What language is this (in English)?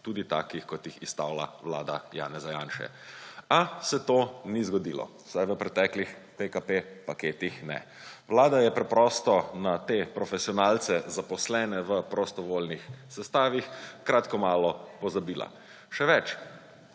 Slovenian